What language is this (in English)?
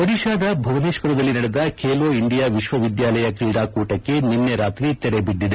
Kannada